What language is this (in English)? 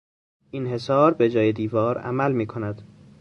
Persian